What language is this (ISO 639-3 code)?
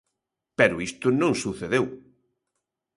glg